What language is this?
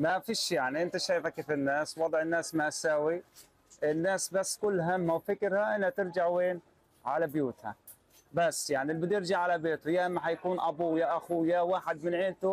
Arabic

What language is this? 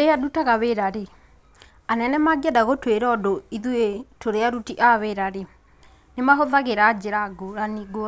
Kikuyu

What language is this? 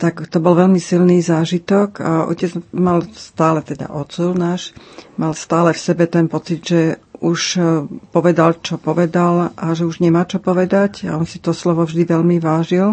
Slovak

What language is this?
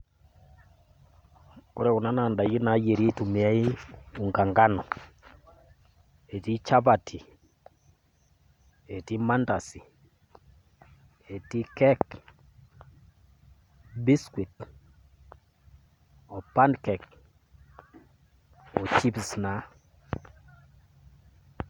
Masai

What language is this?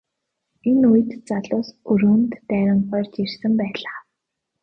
Mongolian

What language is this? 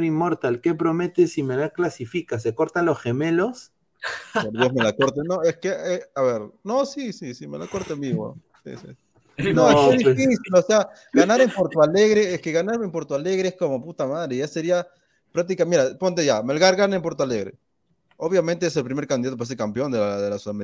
Spanish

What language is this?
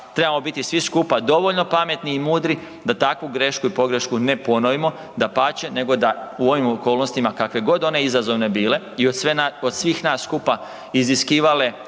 Croatian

